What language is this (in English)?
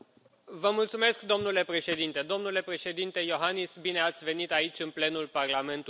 Romanian